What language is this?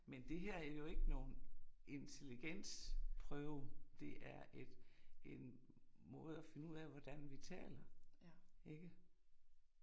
Danish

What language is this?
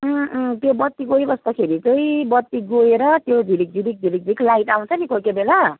Nepali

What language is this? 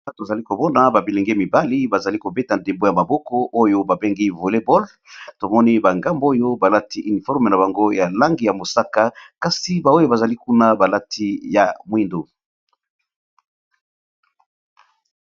Lingala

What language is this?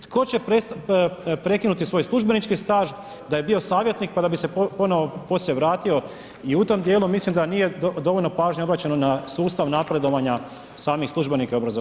Croatian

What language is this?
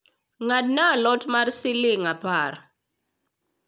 Luo (Kenya and Tanzania)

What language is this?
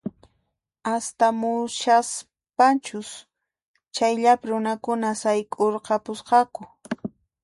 Puno Quechua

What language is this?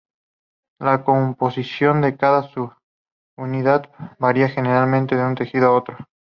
Spanish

